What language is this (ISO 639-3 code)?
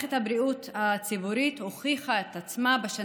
heb